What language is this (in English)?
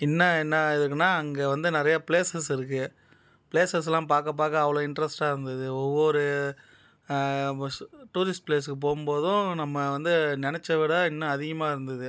Tamil